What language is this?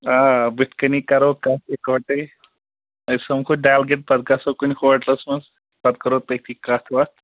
Kashmiri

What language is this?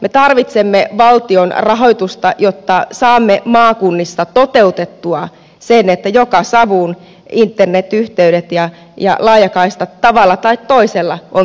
Finnish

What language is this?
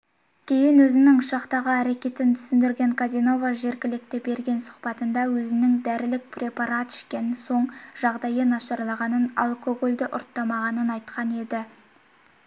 Kazakh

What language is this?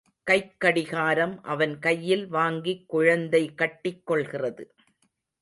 Tamil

